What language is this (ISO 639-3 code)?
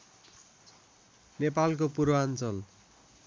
nep